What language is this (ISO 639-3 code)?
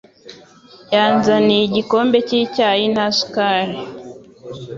kin